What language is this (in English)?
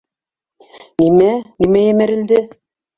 Bashkir